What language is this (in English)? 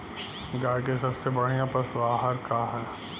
Bhojpuri